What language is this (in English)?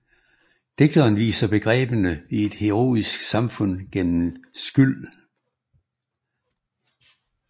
Danish